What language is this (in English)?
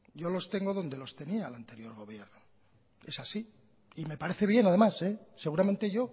Spanish